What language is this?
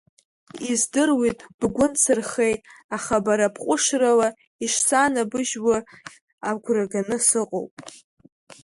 Abkhazian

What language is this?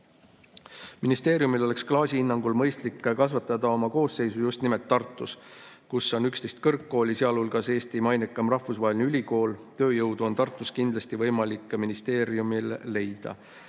Estonian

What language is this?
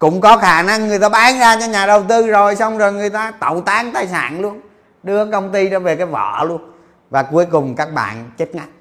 Vietnamese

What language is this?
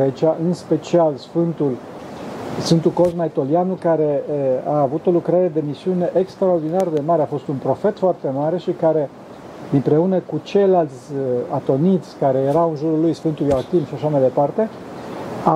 Romanian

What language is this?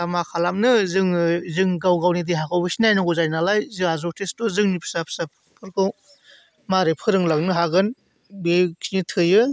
Bodo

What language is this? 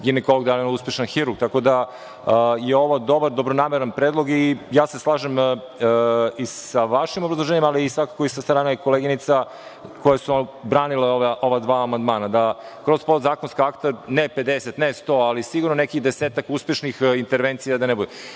Serbian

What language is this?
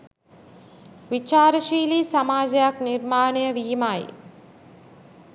Sinhala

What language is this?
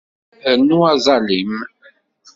Kabyle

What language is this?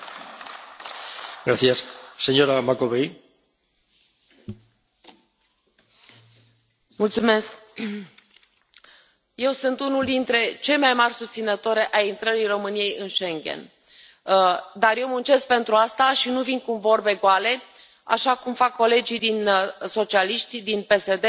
Romanian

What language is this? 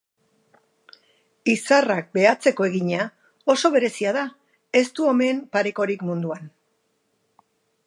Basque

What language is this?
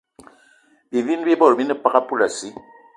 Eton (Cameroon)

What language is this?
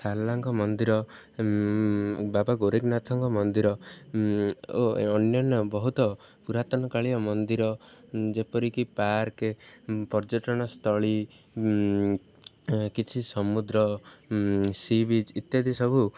Odia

